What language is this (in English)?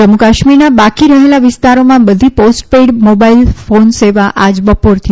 Gujarati